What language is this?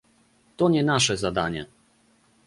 Polish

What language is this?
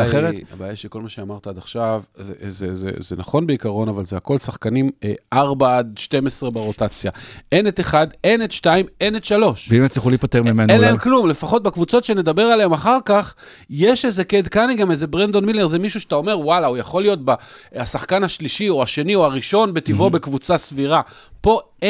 Hebrew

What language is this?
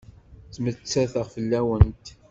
Kabyle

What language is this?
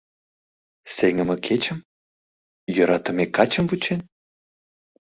Mari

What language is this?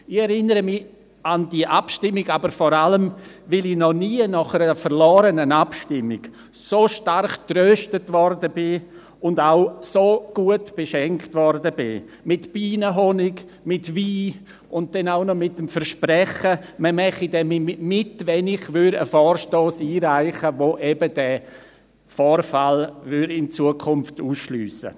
Swiss German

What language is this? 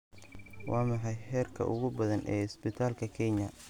Somali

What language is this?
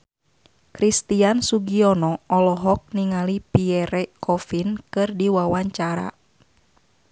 Sundanese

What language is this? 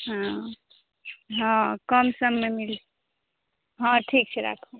Maithili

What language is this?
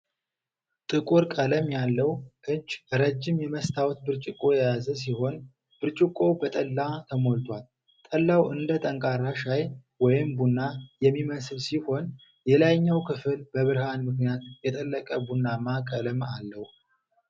Amharic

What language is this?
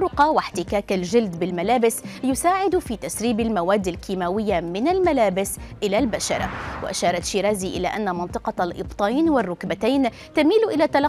Arabic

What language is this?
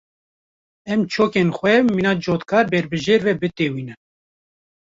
Kurdish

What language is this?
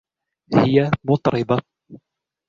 Arabic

